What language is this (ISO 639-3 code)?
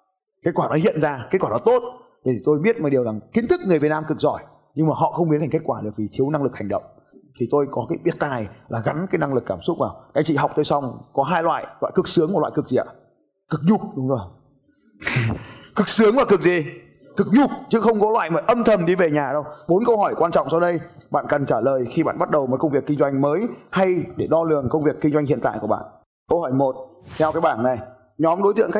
vie